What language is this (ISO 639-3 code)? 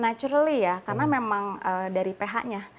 ind